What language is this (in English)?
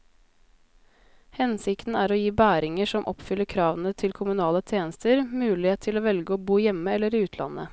Norwegian